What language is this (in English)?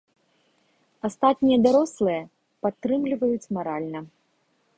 Belarusian